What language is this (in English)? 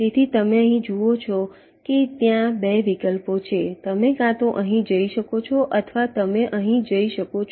Gujarati